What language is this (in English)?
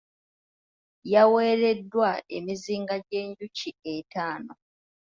Ganda